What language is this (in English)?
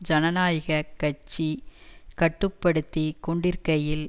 Tamil